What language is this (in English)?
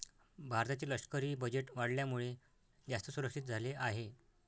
Marathi